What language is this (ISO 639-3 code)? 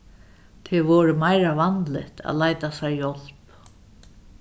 fao